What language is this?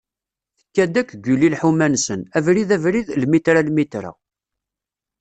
Kabyle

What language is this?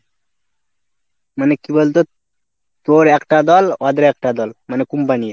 Bangla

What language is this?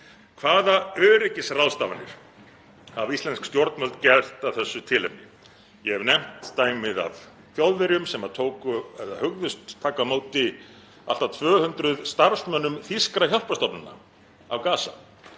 Icelandic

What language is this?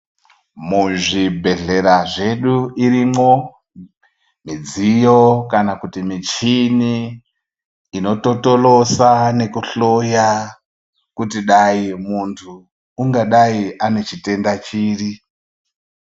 Ndau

